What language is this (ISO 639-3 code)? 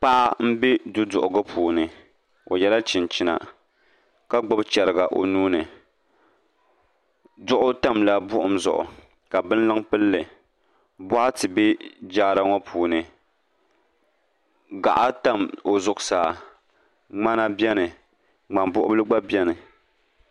dag